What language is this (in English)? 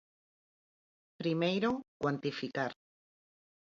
Galician